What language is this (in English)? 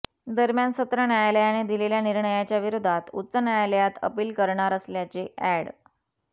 Marathi